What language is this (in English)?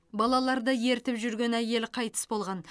Kazakh